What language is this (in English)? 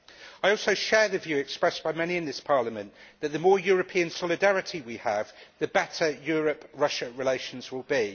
English